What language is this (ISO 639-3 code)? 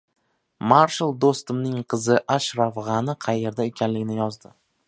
uzb